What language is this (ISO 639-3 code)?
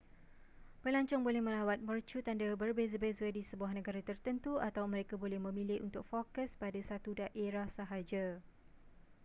msa